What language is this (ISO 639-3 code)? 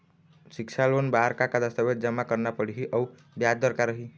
hne